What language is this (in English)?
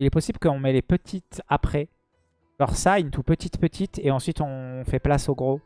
French